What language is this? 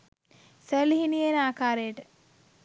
Sinhala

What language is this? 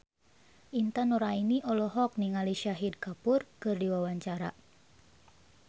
Sundanese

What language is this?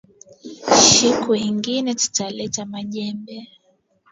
Swahili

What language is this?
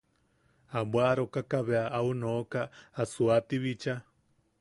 Yaqui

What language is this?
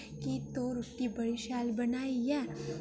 Dogri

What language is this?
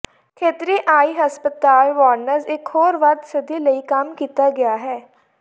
Punjabi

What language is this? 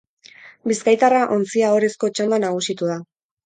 Basque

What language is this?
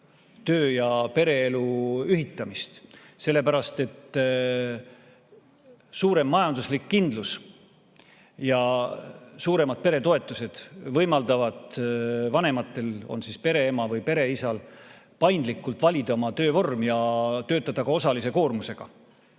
Estonian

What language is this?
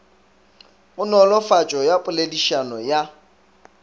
Northern Sotho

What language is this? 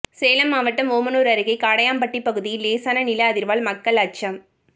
Tamil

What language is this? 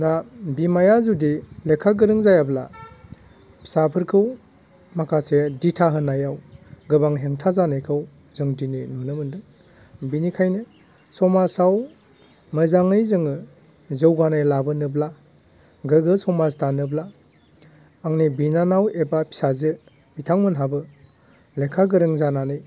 Bodo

